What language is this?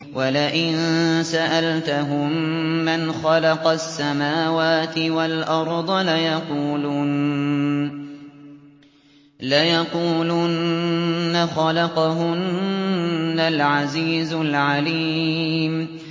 Arabic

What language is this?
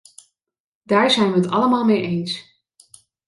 Dutch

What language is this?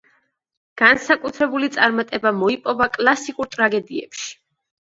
Georgian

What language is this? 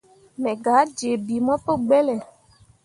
Mundang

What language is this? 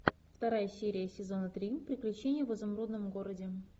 Russian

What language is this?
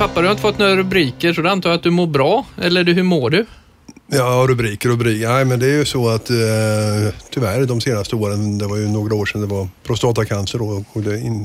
Swedish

